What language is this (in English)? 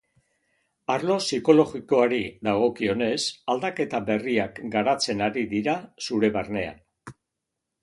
Basque